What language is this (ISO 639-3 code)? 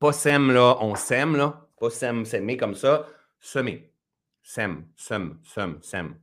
fra